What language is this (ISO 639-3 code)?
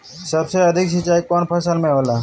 bho